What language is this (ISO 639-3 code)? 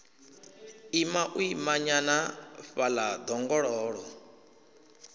ven